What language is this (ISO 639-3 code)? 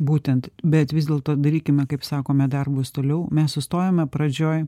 lit